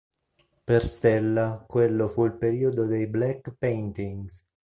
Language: Italian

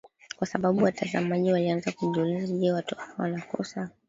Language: Swahili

